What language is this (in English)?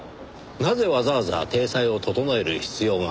Japanese